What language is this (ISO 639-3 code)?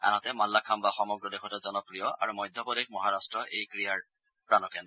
asm